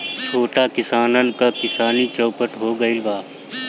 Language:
Bhojpuri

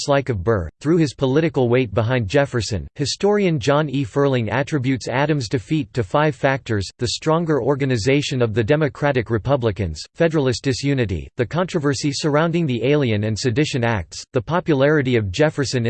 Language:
English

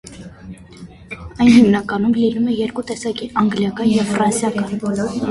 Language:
Armenian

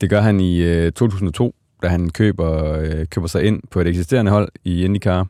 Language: Danish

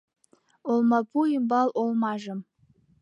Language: Mari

